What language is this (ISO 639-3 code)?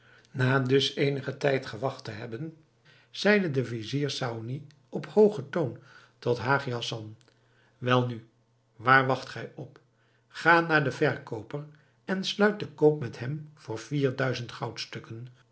nld